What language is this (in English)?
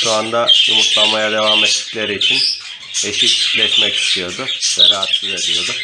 Turkish